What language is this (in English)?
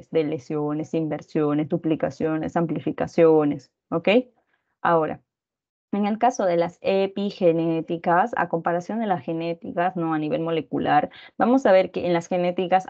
Spanish